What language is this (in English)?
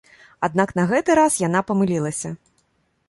Belarusian